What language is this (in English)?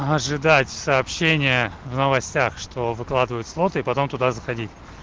Russian